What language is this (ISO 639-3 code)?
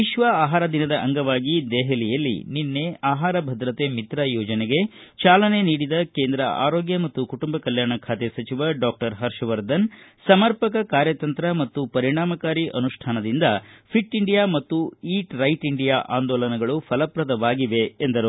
kan